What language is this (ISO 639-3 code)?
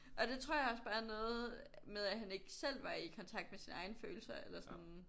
dan